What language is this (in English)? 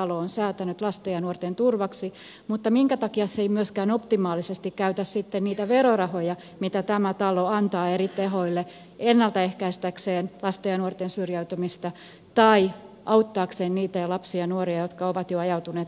Finnish